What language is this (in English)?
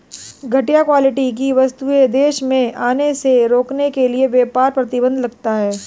Hindi